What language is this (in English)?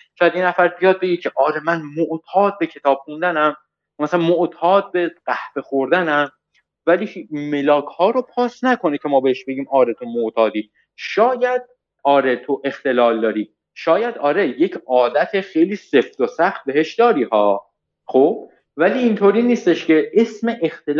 Persian